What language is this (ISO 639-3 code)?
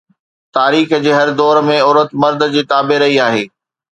snd